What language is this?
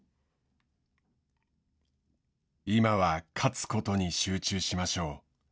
Japanese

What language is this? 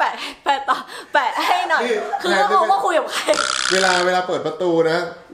Thai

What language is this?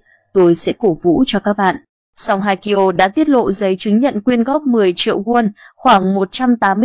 Vietnamese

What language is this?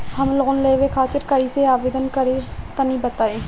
Bhojpuri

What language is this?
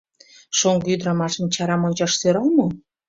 Mari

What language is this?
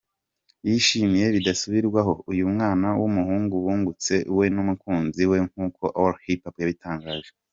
Kinyarwanda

